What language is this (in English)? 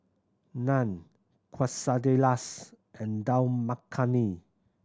English